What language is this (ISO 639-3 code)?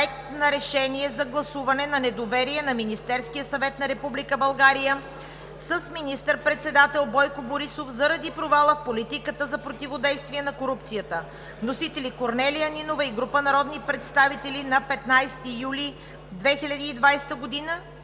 bul